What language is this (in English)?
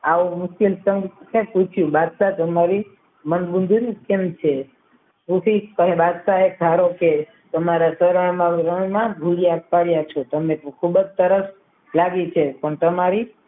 Gujarati